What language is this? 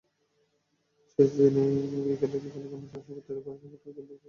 Bangla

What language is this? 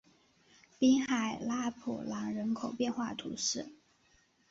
Chinese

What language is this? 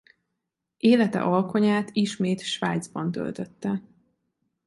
Hungarian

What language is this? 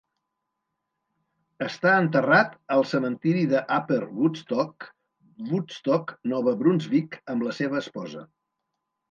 Catalan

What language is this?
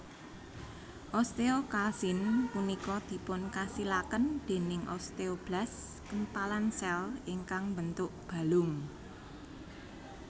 Javanese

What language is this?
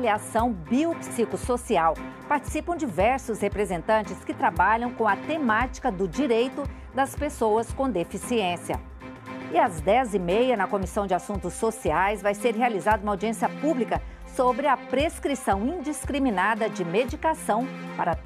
Portuguese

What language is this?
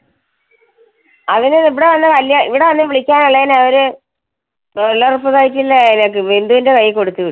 Malayalam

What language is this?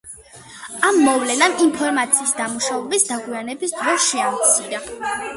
Georgian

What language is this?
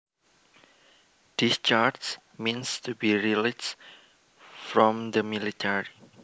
Javanese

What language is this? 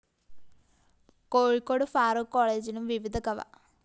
Malayalam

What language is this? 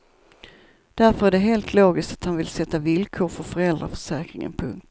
Swedish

